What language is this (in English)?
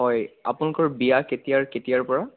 Assamese